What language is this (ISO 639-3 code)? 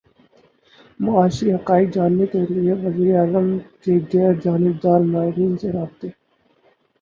urd